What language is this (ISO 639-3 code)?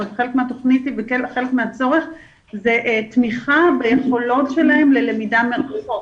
heb